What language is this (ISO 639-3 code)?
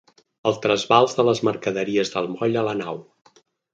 cat